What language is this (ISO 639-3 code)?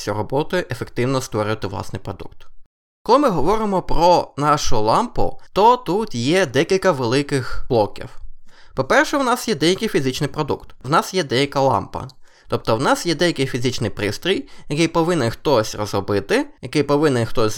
ukr